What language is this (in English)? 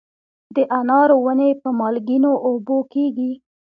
Pashto